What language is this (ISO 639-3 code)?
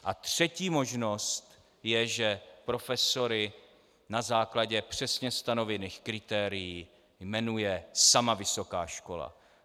ces